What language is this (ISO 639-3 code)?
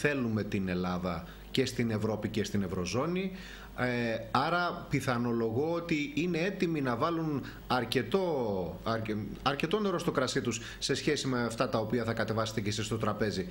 ell